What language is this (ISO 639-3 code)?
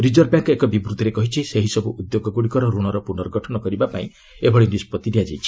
ori